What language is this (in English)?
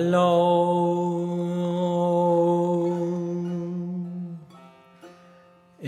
Persian